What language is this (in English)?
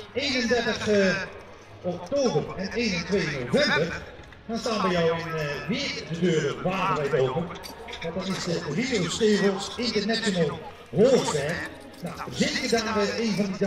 Dutch